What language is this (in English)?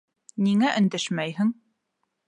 Bashkir